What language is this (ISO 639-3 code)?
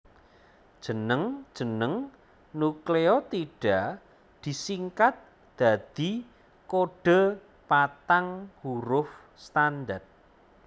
jav